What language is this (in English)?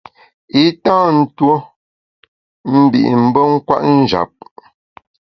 Bamun